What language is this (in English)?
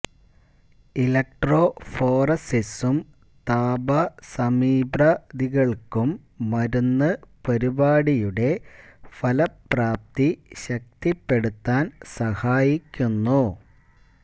Malayalam